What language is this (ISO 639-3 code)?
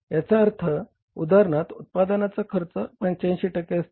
mar